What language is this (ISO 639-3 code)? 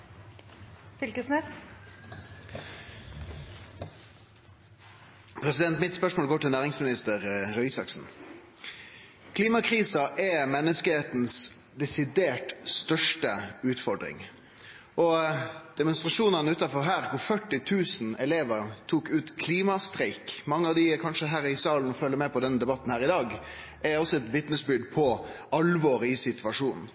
nno